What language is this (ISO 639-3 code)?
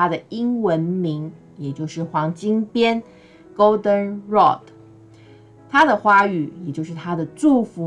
zho